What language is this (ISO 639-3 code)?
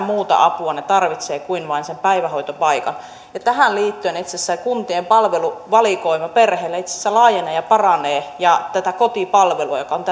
fin